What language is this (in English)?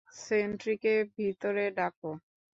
Bangla